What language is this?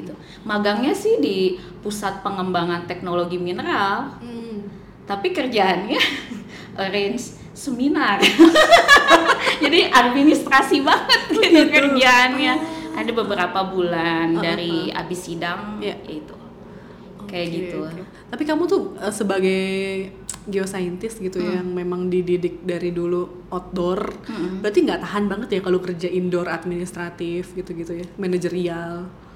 Indonesian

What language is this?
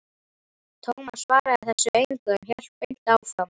Icelandic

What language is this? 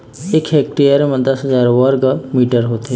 Chhattisgarhi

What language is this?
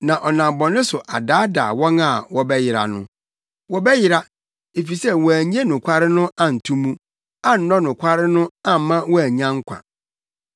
Akan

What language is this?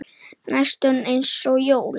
Icelandic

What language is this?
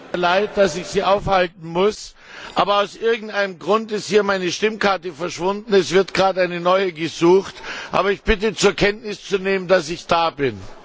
German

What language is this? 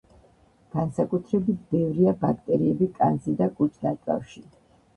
Georgian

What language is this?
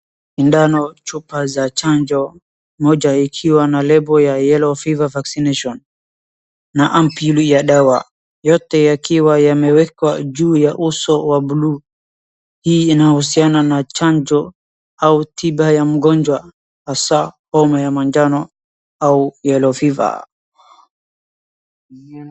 Swahili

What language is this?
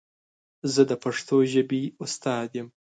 Pashto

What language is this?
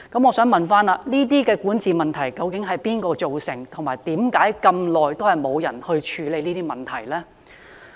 Cantonese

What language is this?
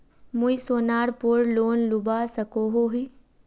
Magahi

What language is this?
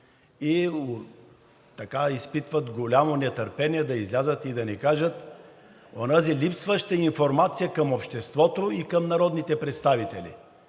Bulgarian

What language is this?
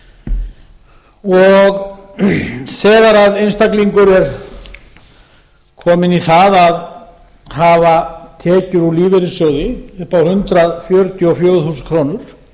Icelandic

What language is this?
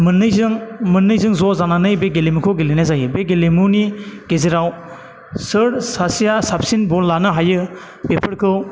Bodo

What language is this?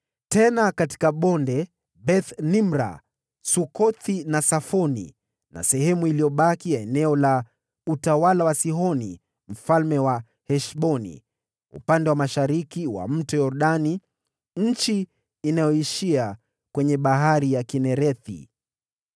Swahili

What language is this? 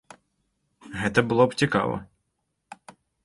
Belarusian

